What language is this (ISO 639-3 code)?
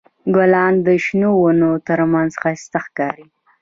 pus